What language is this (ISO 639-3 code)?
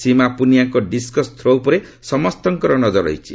ori